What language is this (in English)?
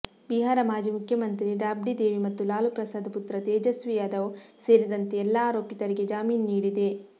Kannada